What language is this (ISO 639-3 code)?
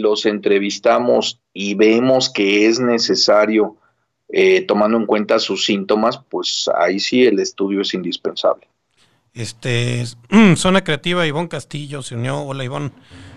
spa